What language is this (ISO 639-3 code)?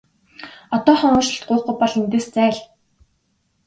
mon